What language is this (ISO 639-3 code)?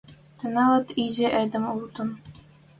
mrj